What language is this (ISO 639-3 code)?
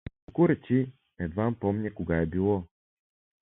bul